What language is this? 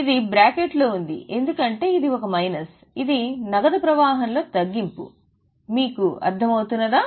Telugu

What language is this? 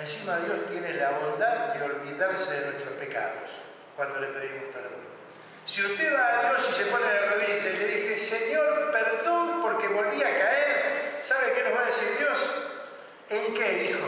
Spanish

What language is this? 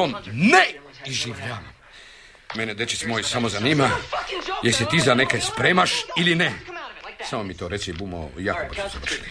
Croatian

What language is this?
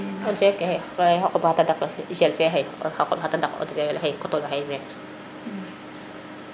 Serer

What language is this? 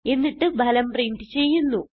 Malayalam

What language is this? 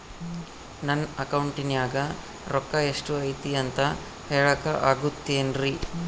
Kannada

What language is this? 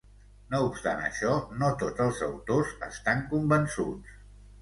Catalan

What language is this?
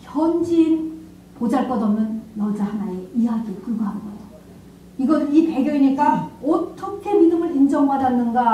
Korean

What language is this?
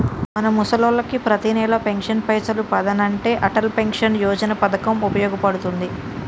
Telugu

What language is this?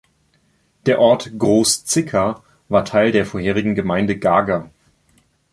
German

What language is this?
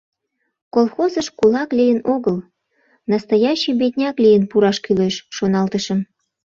Mari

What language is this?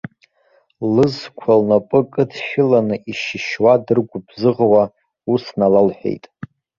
Abkhazian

